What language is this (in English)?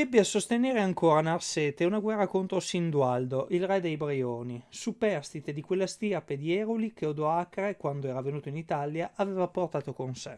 Italian